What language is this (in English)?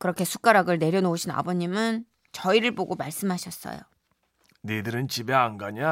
Korean